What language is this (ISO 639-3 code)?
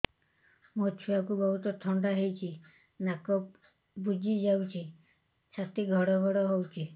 ori